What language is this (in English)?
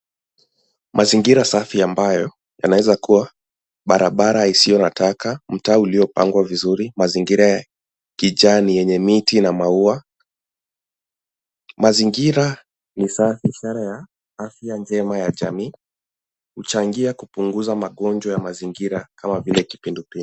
Swahili